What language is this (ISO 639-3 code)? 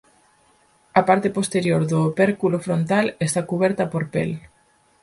glg